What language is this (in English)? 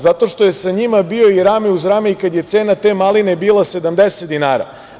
Serbian